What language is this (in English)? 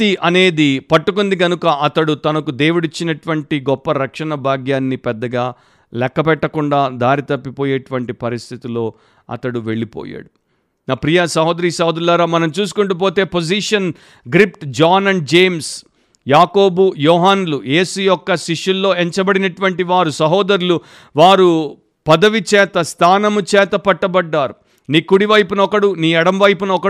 Telugu